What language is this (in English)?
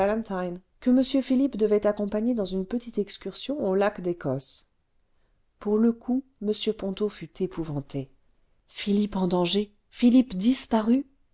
French